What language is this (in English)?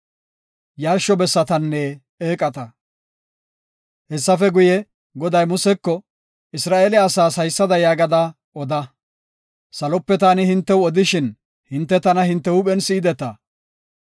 Gofa